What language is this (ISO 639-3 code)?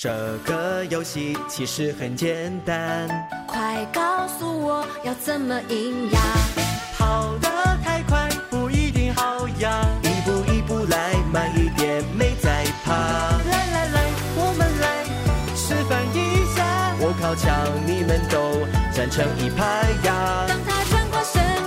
zho